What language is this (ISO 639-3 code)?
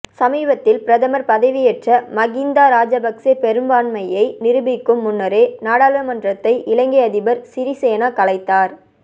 tam